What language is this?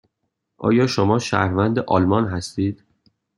Persian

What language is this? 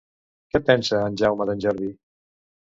Catalan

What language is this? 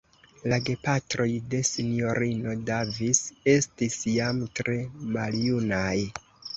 Esperanto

